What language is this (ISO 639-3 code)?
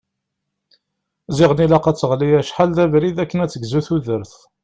kab